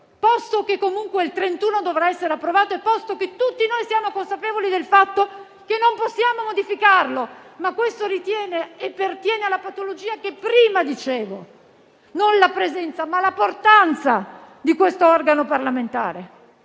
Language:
Italian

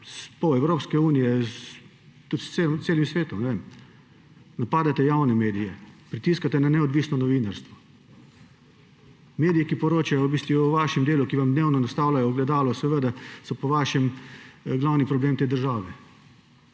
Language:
Slovenian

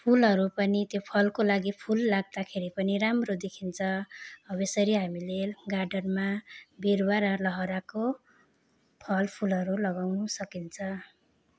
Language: Nepali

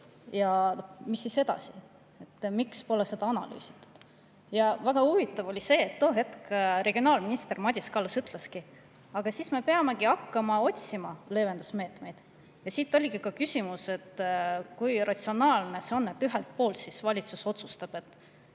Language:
Estonian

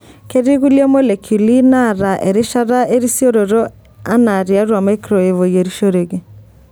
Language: Masai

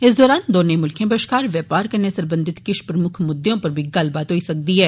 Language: Dogri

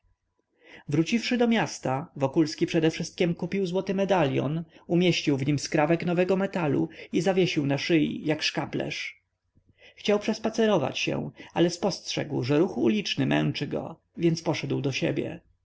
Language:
Polish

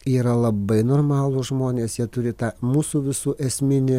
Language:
Lithuanian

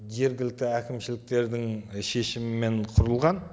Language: Kazakh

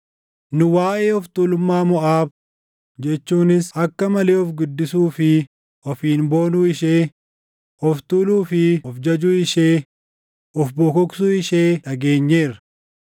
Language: Oromo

